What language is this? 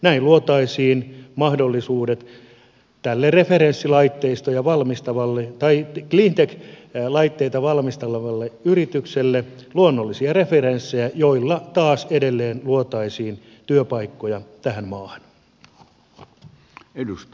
Finnish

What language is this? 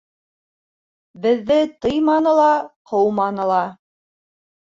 Bashkir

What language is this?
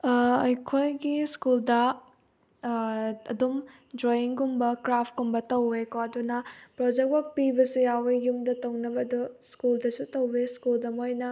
Manipuri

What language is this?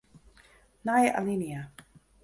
Western Frisian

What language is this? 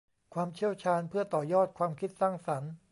Thai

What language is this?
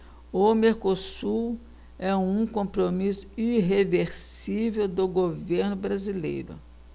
Portuguese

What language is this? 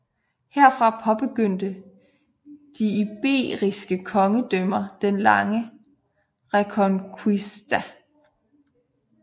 Danish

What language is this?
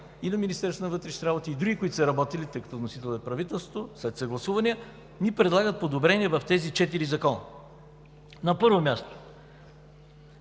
Bulgarian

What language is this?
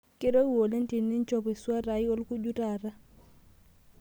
Masai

